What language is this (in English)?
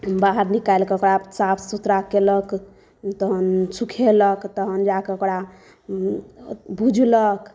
Maithili